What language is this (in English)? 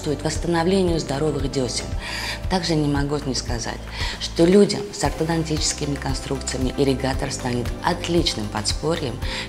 Russian